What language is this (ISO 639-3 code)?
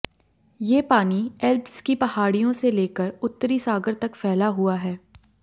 hin